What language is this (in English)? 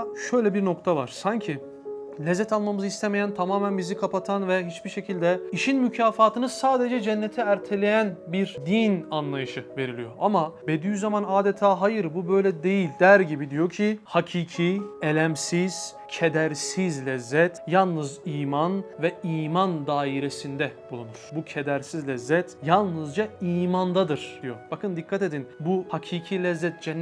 Turkish